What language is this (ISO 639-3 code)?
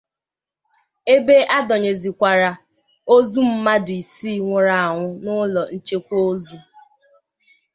ibo